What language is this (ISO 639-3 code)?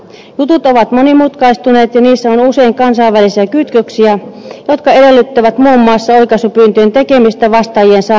fin